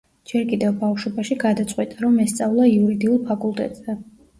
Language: Georgian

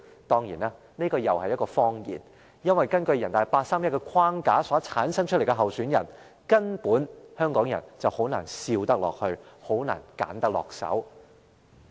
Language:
Cantonese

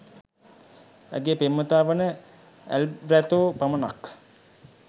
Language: Sinhala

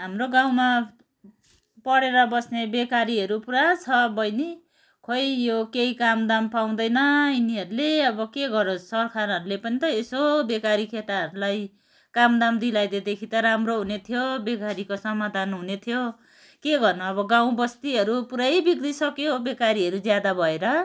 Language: Nepali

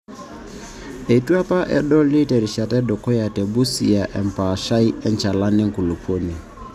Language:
Masai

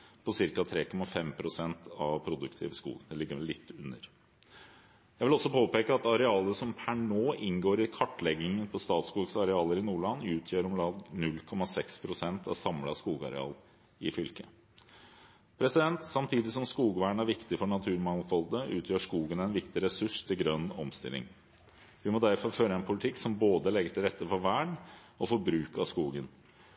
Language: Norwegian Bokmål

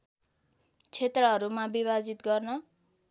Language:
Nepali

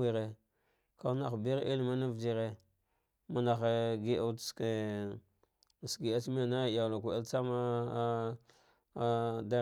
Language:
Dghwede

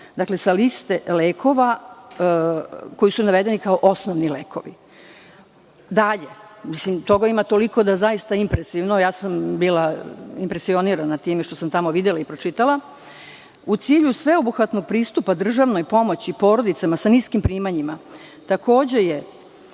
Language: Serbian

